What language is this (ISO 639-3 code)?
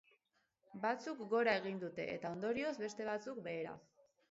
eus